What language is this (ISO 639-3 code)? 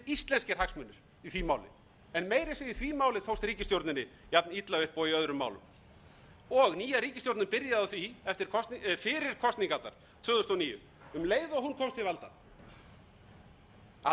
isl